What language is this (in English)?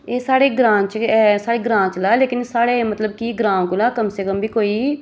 Dogri